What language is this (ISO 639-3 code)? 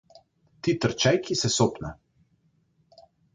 mkd